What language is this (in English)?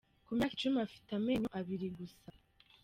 Kinyarwanda